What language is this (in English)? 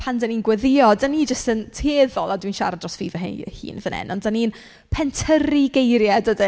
Welsh